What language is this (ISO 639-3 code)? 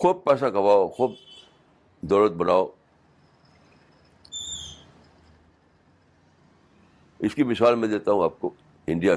urd